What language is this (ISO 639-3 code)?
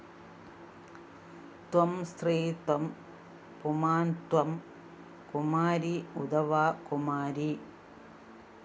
mal